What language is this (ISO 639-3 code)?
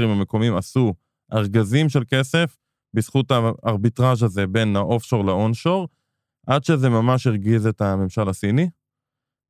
heb